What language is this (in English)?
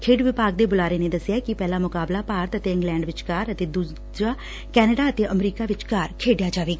Punjabi